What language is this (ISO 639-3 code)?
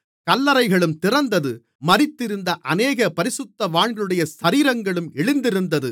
tam